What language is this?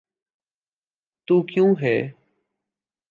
Urdu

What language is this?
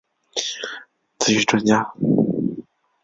Chinese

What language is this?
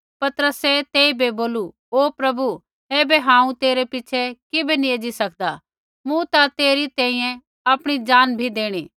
Kullu Pahari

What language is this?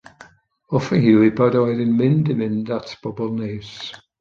Welsh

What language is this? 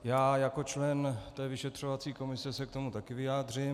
Czech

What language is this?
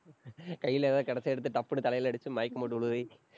Tamil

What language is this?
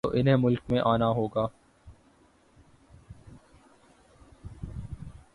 Urdu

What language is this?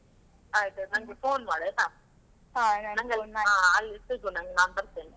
Kannada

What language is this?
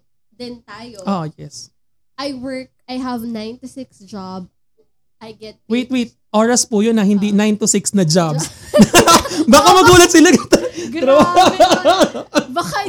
Filipino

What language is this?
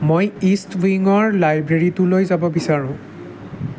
Assamese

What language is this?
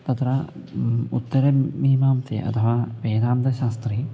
Sanskrit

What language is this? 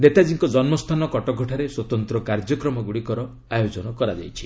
Odia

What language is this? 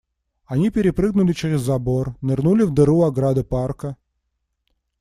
Russian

